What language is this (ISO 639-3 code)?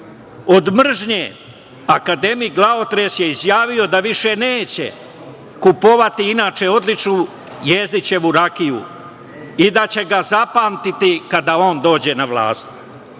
srp